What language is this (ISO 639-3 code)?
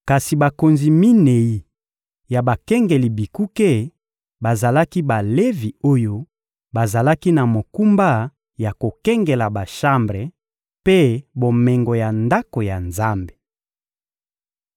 lin